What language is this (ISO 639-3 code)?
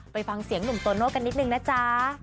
tha